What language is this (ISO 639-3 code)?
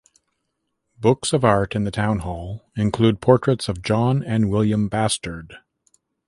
eng